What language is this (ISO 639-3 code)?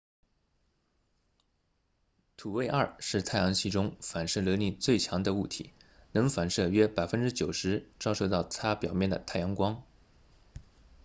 zho